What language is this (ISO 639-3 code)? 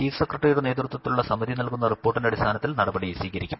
mal